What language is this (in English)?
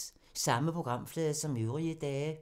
Danish